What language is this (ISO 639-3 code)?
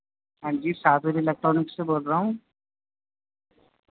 urd